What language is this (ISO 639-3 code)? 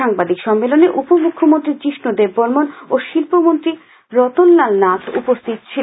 ben